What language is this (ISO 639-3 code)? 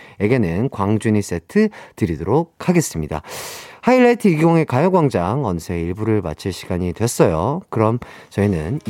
kor